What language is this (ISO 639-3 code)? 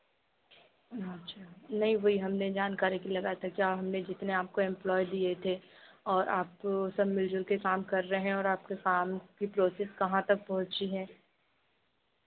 hin